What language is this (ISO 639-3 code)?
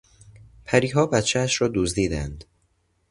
fas